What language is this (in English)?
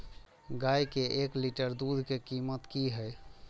Maithili